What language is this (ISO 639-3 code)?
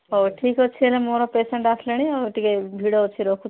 ori